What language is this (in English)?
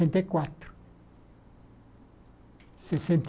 Portuguese